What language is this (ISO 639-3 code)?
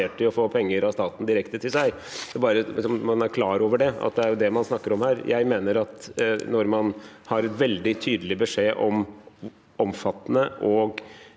nor